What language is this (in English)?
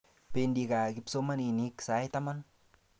Kalenjin